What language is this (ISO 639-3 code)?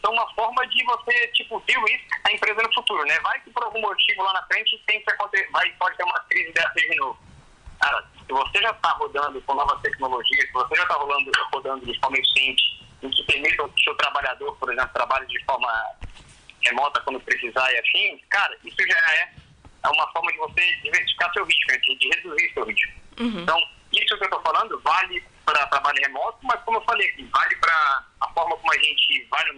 por